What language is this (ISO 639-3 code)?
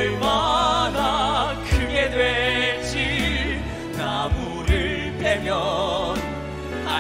kor